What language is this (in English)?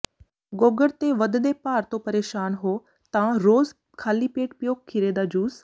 Punjabi